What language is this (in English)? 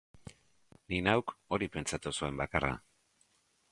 Basque